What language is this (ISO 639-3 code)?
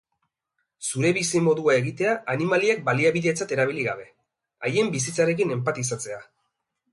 eus